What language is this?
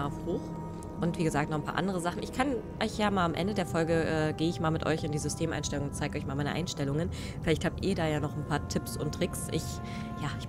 German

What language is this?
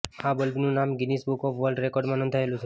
Gujarati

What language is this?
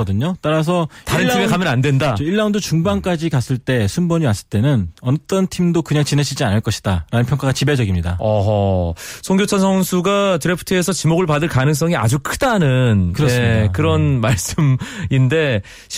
Korean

